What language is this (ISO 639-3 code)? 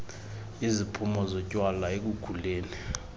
xho